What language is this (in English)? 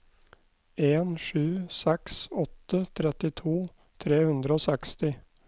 Norwegian